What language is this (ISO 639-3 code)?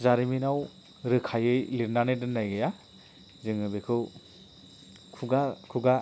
brx